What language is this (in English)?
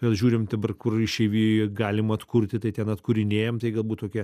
Lithuanian